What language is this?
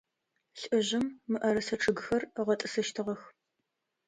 Adyghe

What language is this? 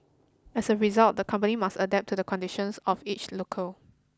English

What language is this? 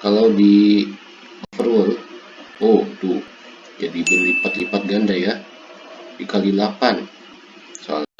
Indonesian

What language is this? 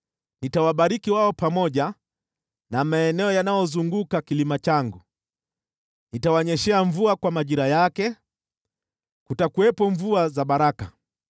Swahili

